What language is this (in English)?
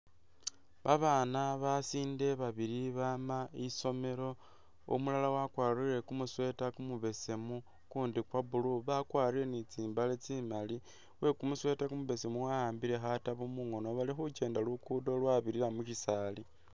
Masaaba